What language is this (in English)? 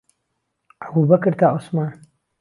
Central Kurdish